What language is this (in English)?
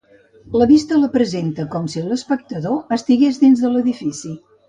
Catalan